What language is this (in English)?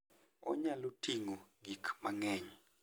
Luo (Kenya and Tanzania)